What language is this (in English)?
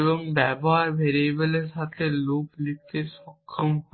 Bangla